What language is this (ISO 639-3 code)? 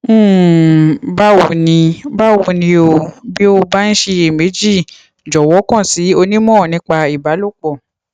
yor